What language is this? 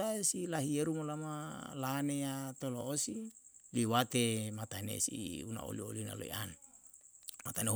Yalahatan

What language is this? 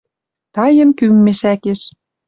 Western Mari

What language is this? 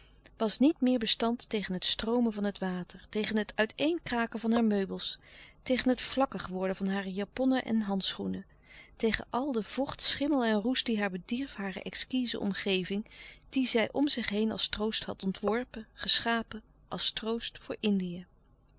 Dutch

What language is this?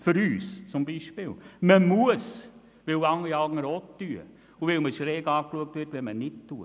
Swiss German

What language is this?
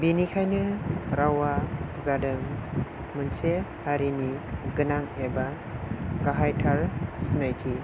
Bodo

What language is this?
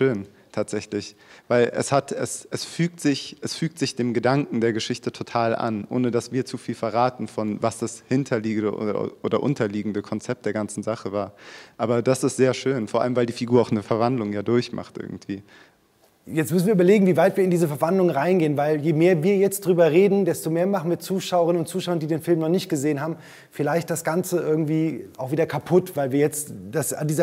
German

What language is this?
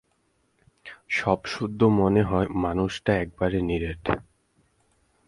Bangla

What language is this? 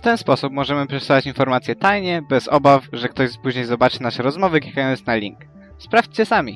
Polish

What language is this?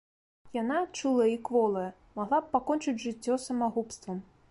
Belarusian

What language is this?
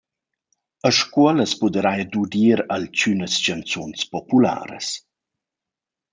Romansh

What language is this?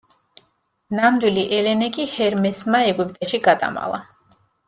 Georgian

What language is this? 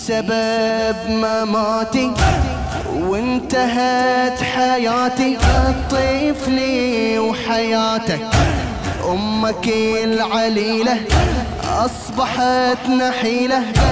Arabic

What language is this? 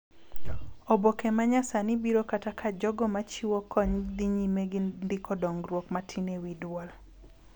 Luo (Kenya and Tanzania)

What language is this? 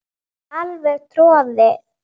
Icelandic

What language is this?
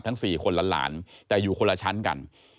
Thai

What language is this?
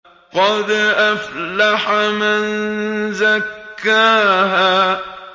Arabic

